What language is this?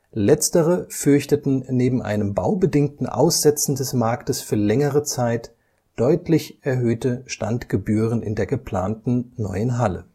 German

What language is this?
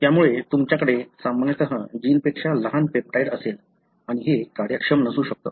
Marathi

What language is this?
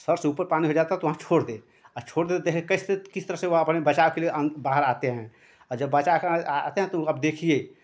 Hindi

